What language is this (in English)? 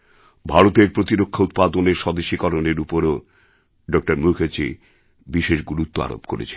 Bangla